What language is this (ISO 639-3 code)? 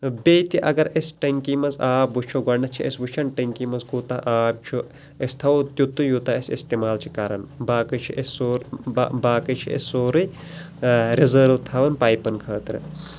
kas